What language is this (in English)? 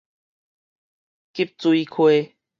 Min Nan Chinese